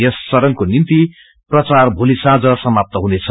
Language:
Nepali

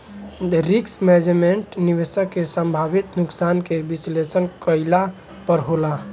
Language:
Bhojpuri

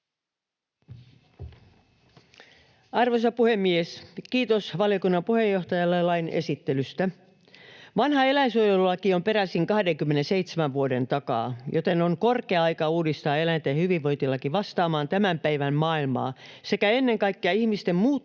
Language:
Finnish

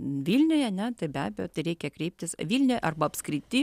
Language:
Lithuanian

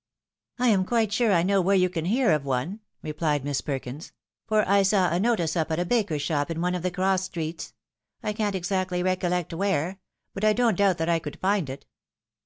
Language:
English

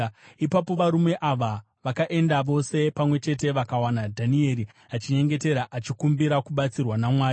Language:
Shona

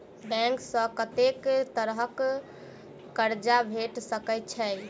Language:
Maithili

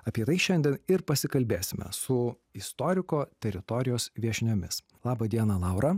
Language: Lithuanian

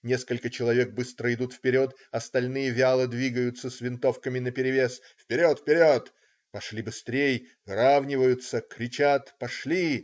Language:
Russian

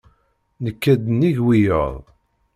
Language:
Kabyle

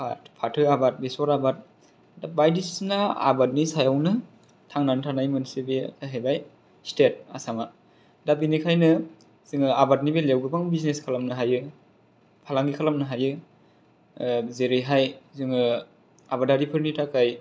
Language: Bodo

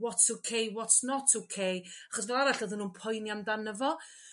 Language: Welsh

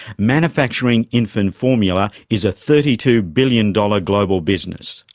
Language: English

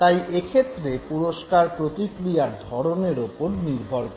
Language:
Bangla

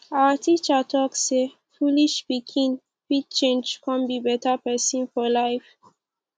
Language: Nigerian Pidgin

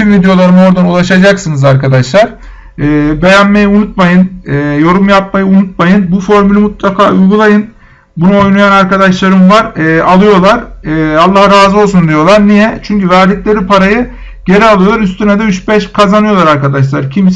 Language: Turkish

